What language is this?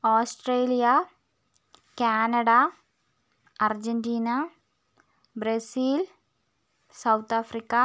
Malayalam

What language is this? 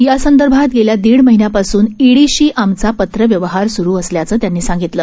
Marathi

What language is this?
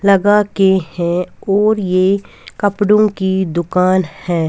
Hindi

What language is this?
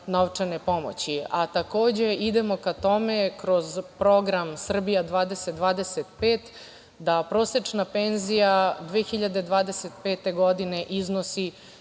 Serbian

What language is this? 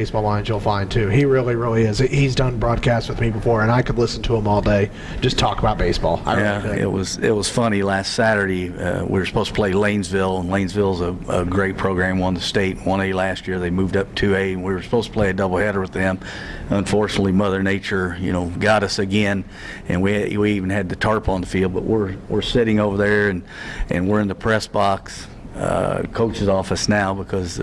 English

